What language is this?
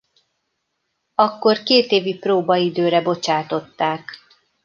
Hungarian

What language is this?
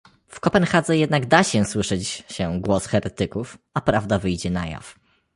Polish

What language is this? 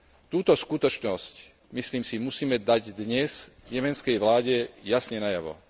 Slovak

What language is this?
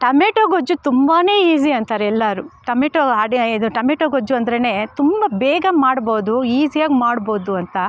Kannada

